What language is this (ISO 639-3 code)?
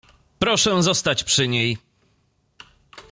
pol